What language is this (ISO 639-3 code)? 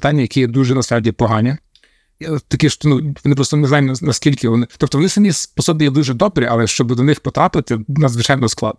ukr